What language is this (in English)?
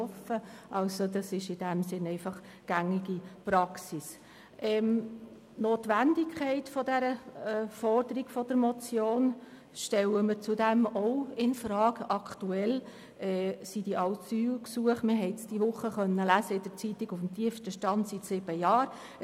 Swiss German